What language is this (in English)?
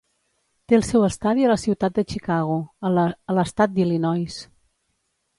Catalan